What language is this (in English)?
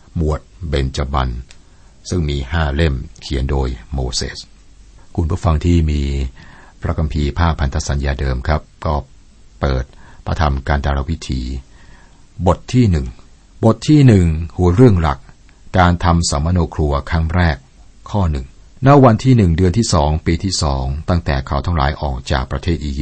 Thai